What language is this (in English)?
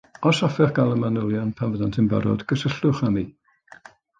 Welsh